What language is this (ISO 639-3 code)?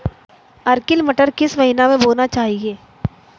hin